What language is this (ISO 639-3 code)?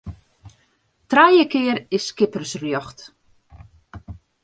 fry